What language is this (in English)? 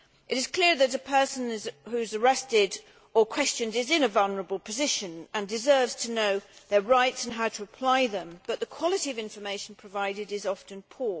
English